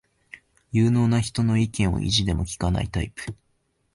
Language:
Japanese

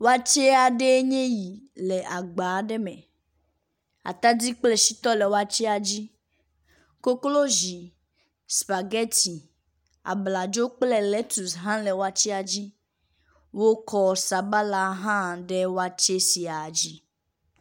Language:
Ewe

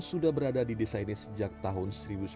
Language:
Indonesian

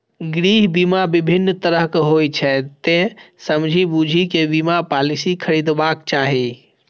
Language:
Maithili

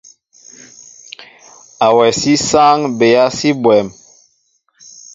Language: Mbo (Cameroon)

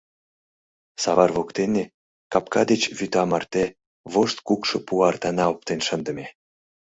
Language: Mari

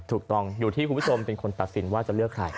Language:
Thai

